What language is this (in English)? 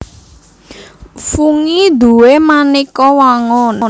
Javanese